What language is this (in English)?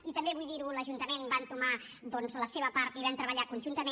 Catalan